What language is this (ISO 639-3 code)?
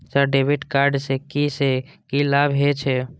mai